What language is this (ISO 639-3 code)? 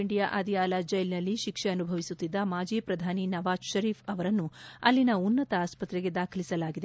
kan